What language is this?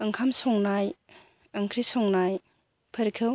Bodo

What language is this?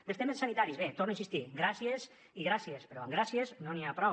Catalan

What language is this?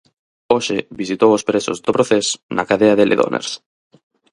Galician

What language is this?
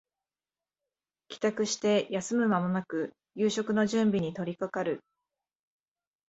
Japanese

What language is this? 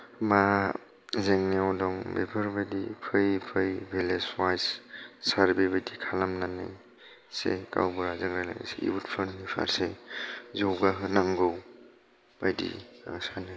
Bodo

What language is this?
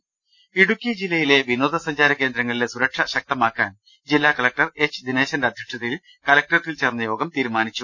Malayalam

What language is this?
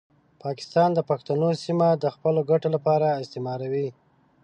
Pashto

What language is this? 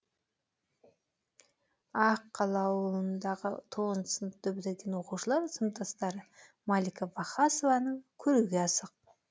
Kazakh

